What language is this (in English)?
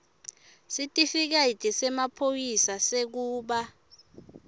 Swati